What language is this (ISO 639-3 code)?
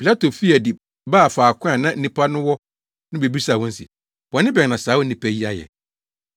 aka